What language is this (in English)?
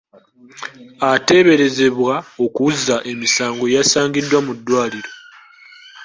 Ganda